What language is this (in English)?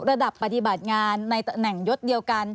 Thai